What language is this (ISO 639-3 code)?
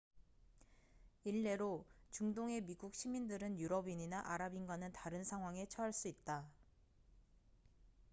kor